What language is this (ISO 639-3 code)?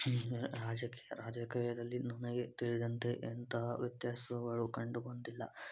kan